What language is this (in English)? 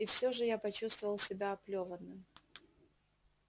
Russian